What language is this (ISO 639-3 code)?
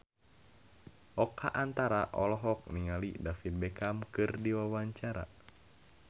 sun